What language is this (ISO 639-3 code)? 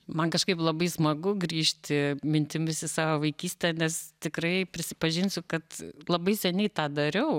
lit